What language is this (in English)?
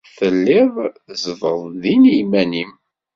Kabyle